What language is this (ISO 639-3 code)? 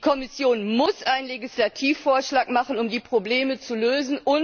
deu